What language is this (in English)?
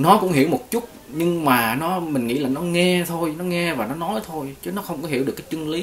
Vietnamese